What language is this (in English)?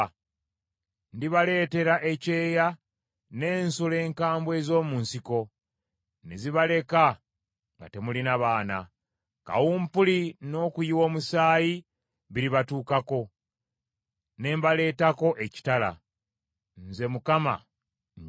Ganda